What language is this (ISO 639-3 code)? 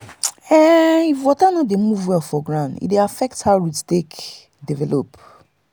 pcm